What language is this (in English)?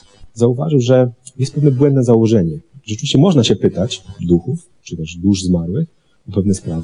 Polish